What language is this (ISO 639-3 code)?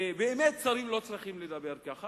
heb